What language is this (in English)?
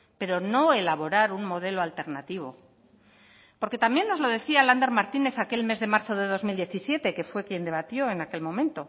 Spanish